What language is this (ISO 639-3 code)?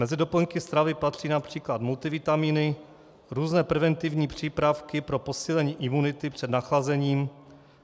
ces